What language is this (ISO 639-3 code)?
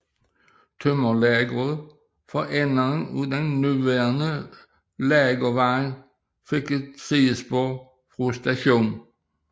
dan